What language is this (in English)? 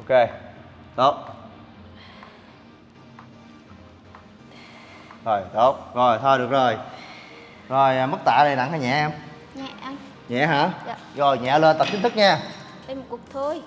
Vietnamese